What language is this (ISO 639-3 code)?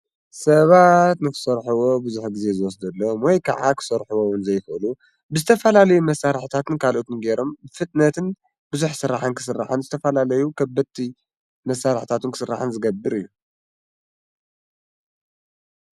tir